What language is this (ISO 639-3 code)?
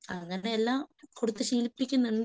mal